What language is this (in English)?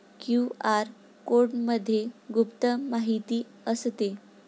Marathi